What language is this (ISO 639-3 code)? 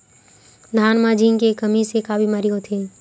hne